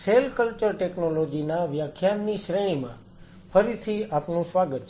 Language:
Gujarati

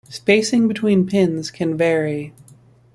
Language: English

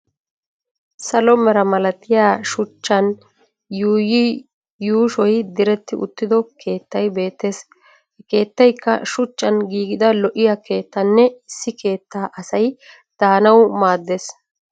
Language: Wolaytta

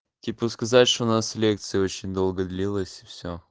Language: Russian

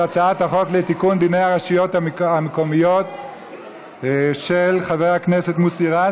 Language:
Hebrew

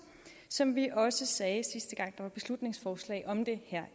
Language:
Danish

